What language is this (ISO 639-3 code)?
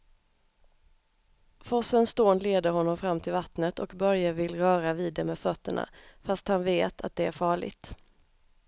swe